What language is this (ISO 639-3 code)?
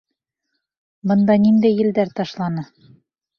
bak